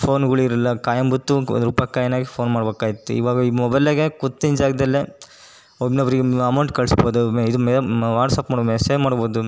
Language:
Kannada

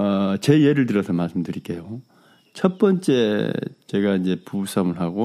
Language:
Korean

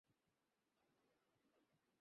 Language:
Bangla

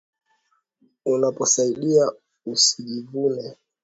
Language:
Swahili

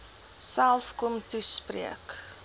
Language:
Afrikaans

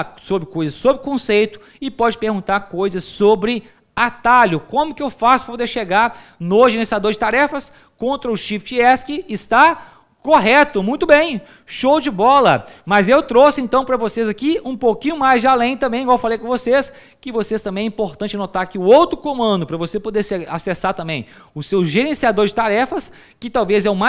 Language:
Portuguese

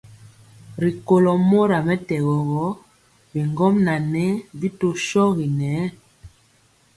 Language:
Mpiemo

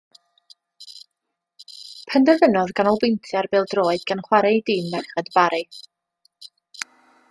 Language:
Welsh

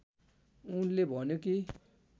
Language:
Nepali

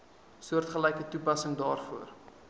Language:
Afrikaans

